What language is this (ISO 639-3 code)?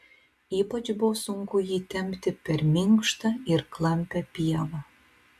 lit